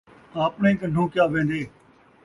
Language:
Saraiki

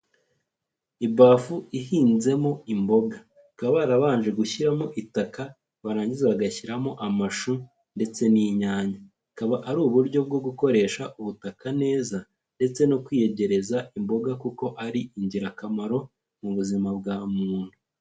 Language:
Kinyarwanda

